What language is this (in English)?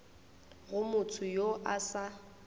Northern Sotho